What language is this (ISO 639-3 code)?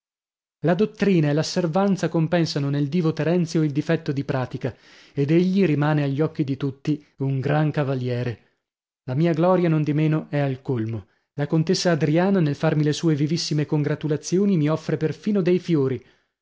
ita